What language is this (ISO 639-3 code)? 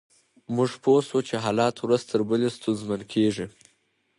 pus